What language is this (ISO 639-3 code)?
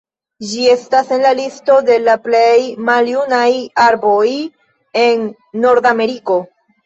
epo